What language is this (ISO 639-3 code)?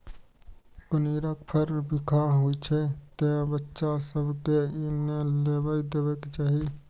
mai